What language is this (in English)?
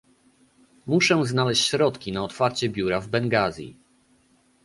Polish